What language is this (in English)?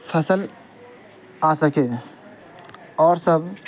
Urdu